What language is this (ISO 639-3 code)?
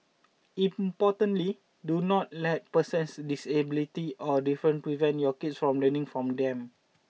eng